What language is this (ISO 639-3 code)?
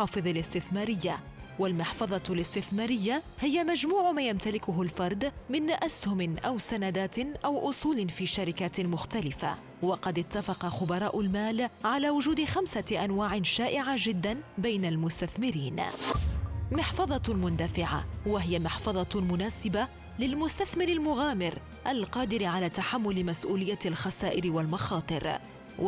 ara